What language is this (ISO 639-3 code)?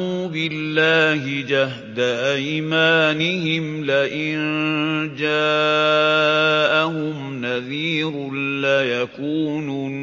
ara